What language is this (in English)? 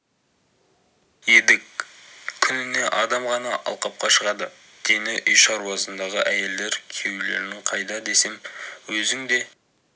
Kazakh